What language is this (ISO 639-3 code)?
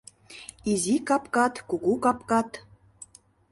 chm